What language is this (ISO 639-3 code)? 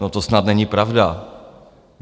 ces